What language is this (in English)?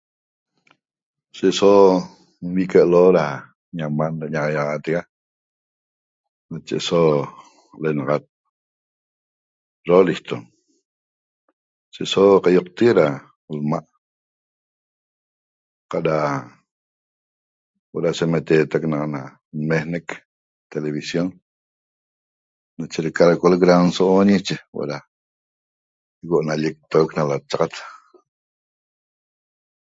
Toba